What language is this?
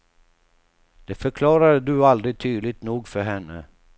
Swedish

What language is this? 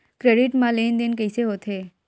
Chhattisgarhi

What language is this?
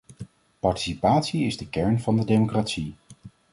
Dutch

